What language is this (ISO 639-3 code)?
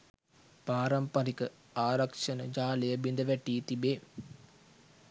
sin